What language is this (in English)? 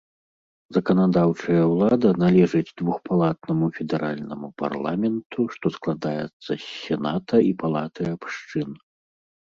Belarusian